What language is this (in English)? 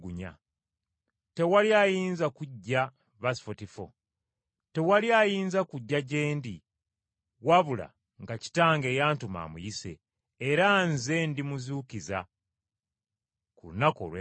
Ganda